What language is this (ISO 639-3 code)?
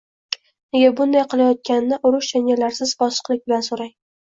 uzb